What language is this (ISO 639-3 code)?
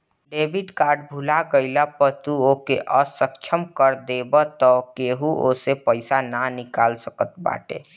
bho